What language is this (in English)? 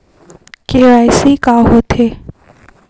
Chhattisgarhi